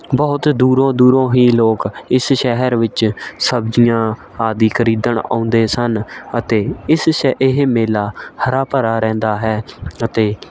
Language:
Punjabi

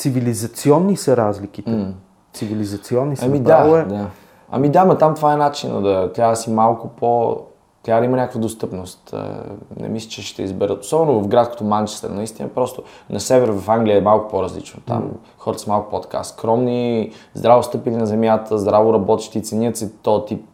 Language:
Bulgarian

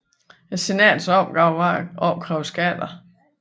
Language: Danish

